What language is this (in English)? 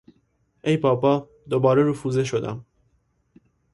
Persian